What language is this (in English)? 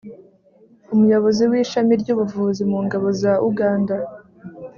Kinyarwanda